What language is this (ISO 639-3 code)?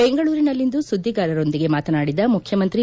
kan